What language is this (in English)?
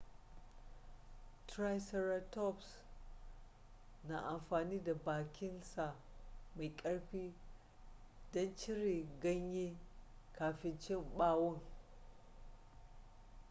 Hausa